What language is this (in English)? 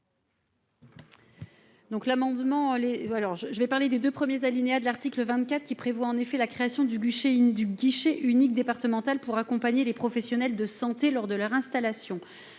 French